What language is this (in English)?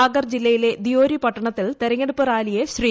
Malayalam